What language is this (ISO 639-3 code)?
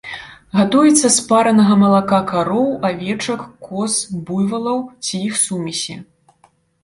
bel